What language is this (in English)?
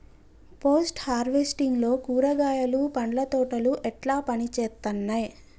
Telugu